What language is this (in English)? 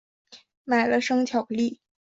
Chinese